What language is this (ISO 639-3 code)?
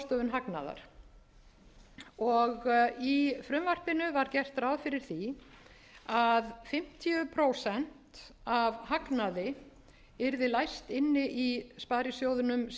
isl